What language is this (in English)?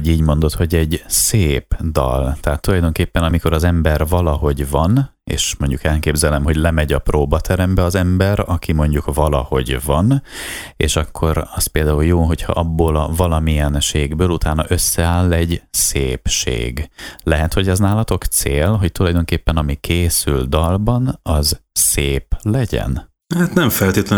Hungarian